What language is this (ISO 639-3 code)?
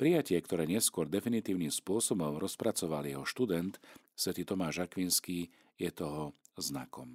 slk